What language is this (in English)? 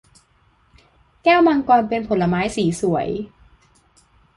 Thai